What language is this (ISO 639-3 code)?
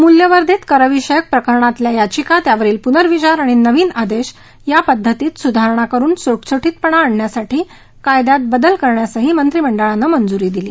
mar